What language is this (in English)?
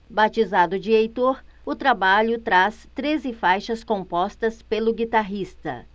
Portuguese